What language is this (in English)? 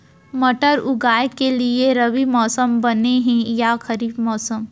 Chhattisgarhi